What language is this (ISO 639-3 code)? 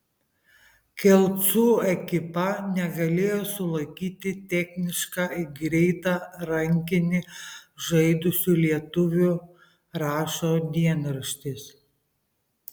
lit